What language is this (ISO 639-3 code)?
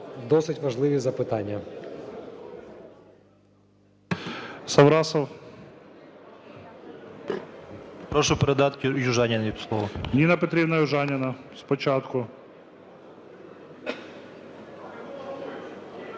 ukr